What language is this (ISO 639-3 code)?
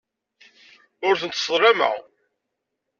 kab